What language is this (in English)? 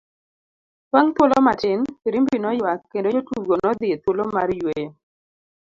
Luo (Kenya and Tanzania)